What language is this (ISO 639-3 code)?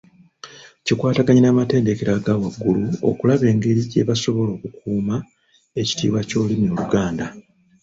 lug